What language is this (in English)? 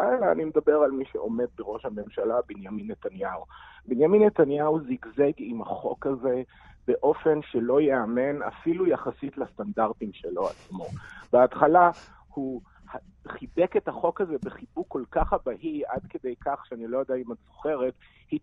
Hebrew